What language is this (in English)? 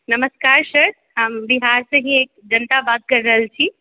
Maithili